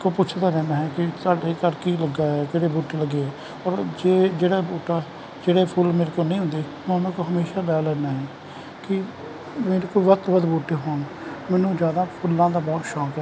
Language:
Punjabi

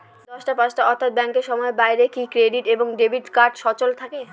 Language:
Bangla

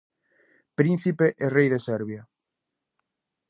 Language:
Galician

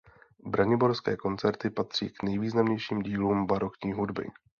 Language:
Czech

